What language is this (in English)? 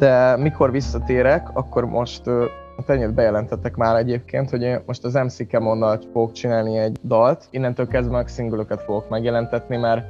Hungarian